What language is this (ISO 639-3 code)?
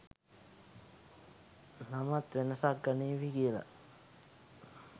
sin